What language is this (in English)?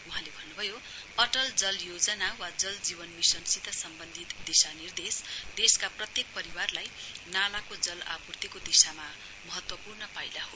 Nepali